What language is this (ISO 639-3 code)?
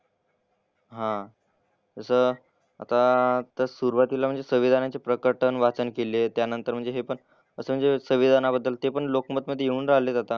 mar